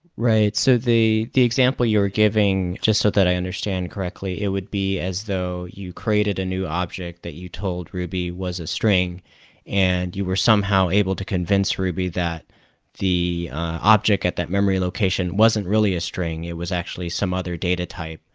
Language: English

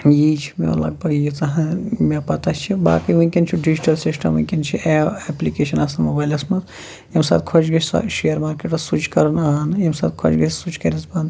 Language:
Kashmiri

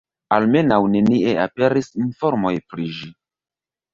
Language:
Esperanto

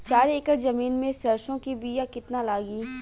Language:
Bhojpuri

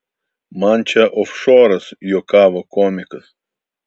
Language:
Lithuanian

